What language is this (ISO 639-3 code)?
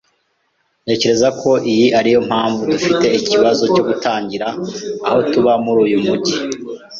kin